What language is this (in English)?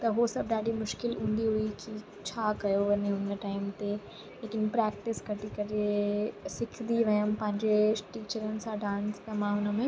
Sindhi